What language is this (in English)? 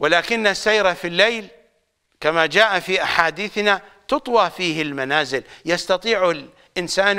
Arabic